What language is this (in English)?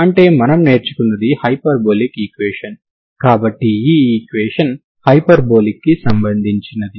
Telugu